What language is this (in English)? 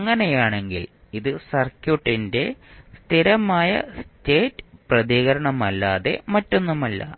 Malayalam